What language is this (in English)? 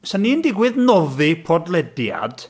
Welsh